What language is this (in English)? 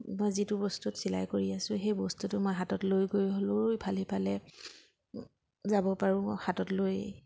Assamese